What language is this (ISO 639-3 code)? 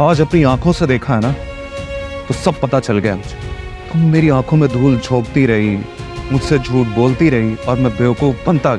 hin